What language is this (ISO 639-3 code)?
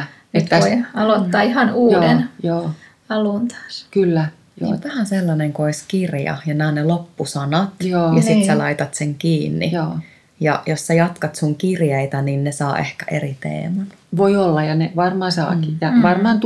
fin